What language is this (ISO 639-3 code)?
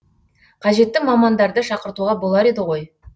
kaz